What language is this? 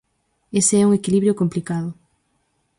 Galician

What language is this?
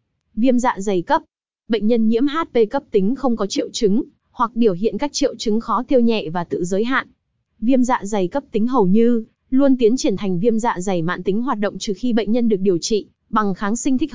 Vietnamese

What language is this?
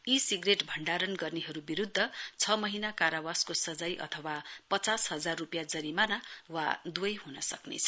Nepali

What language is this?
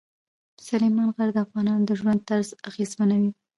Pashto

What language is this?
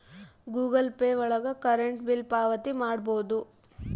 Kannada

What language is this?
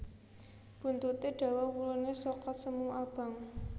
Javanese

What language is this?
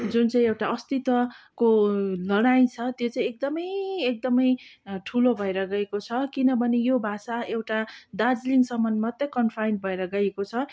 Nepali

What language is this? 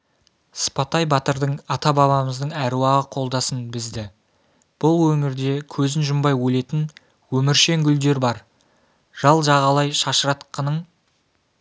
Kazakh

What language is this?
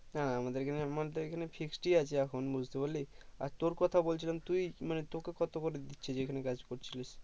Bangla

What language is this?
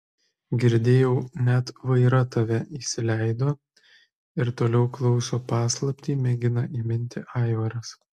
Lithuanian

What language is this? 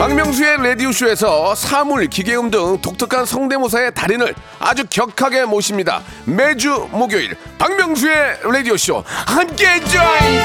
Korean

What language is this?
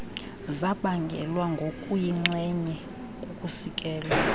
Xhosa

